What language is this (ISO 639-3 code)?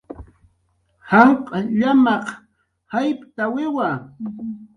jqr